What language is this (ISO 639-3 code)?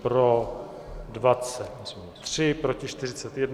ces